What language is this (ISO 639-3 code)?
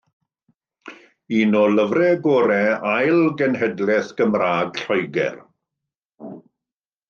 cym